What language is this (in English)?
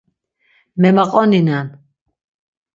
Laz